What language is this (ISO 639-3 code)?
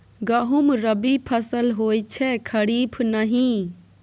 mai